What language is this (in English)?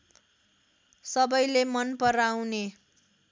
Nepali